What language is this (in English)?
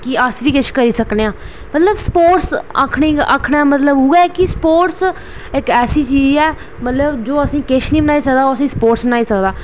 Dogri